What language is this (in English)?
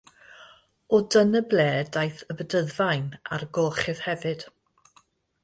Welsh